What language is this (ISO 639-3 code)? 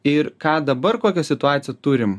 lit